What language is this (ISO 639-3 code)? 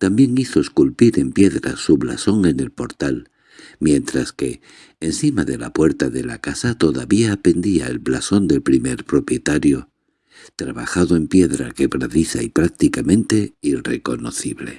spa